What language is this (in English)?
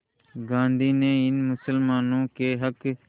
Hindi